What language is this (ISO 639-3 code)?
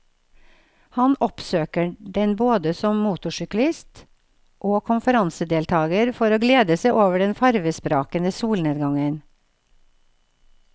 nor